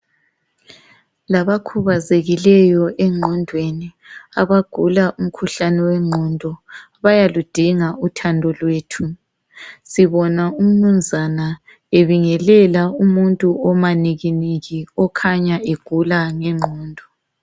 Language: North Ndebele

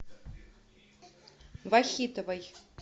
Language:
Russian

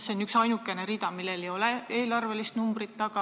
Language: Estonian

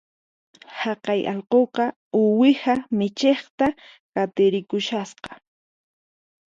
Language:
Puno Quechua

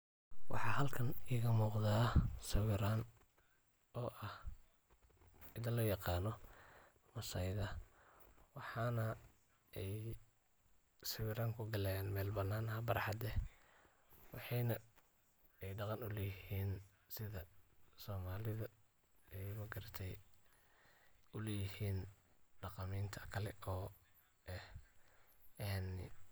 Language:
Somali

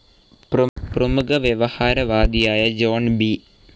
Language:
Malayalam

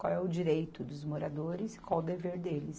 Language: Portuguese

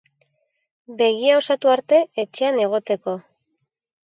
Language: Basque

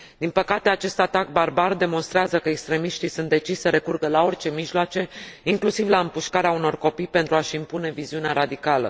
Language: Romanian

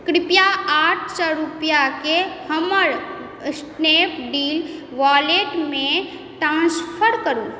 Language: Maithili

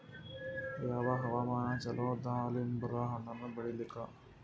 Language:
Kannada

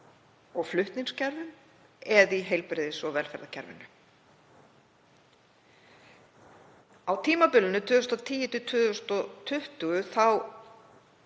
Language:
Icelandic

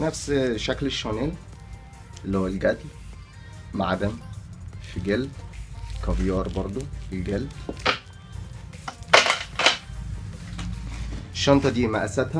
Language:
Arabic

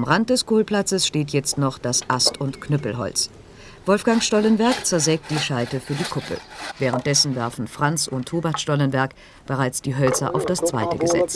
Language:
German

